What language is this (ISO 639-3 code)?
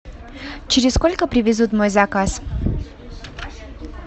rus